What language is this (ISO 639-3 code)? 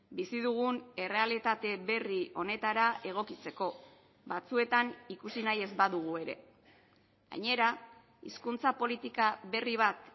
eus